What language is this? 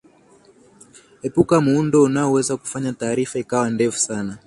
Swahili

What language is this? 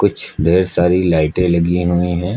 Hindi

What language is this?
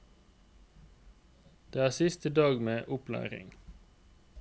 Norwegian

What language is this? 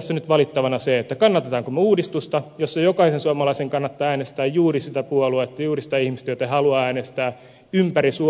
Finnish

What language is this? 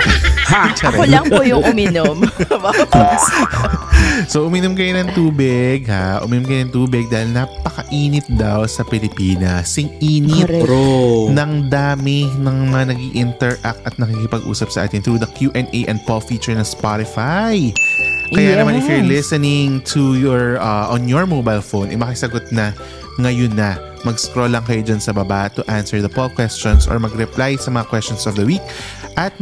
Filipino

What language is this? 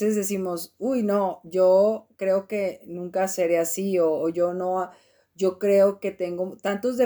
Spanish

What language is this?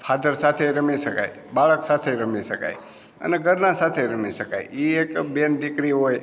Gujarati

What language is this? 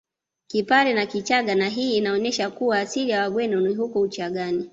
Swahili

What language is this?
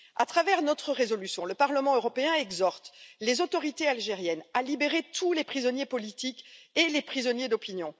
French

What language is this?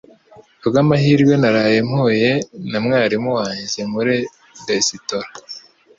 Kinyarwanda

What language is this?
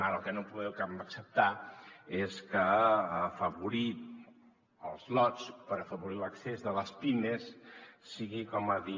Catalan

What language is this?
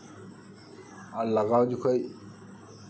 Santali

